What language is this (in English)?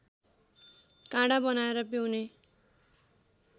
Nepali